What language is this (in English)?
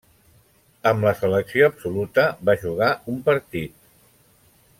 Catalan